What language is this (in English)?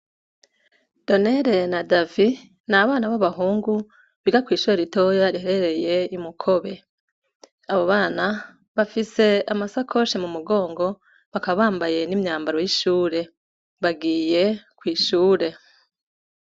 Rundi